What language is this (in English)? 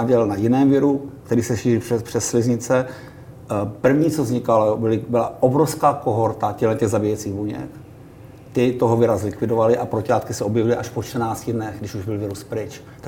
Czech